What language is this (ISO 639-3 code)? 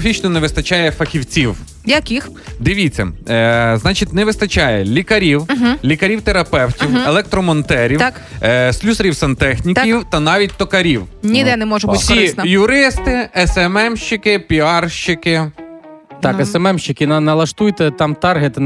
ukr